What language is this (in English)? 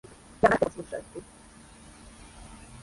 Serbian